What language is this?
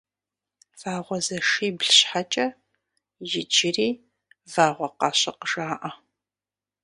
Kabardian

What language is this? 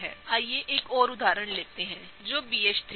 Hindi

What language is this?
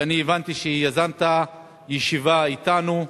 Hebrew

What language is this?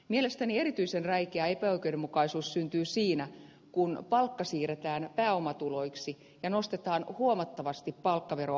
Finnish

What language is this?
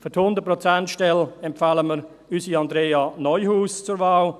Swiss German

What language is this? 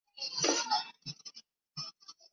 Chinese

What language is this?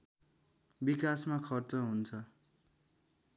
Nepali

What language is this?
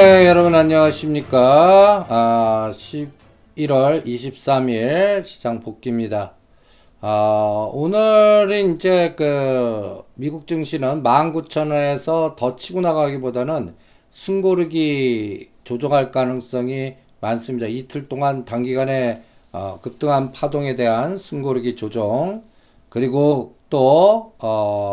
Korean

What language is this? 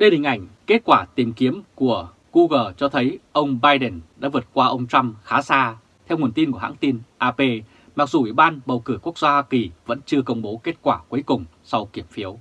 Vietnamese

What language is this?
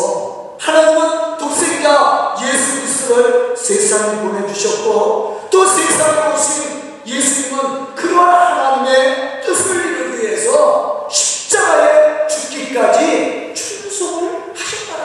Korean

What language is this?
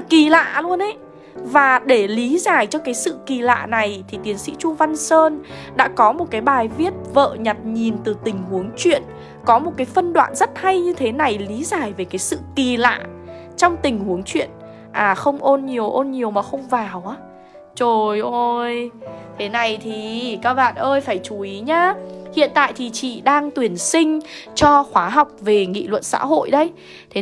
Vietnamese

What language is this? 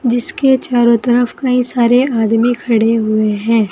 Hindi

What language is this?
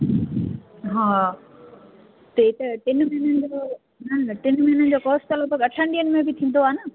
Sindhi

